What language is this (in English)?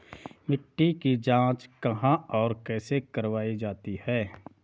Hindi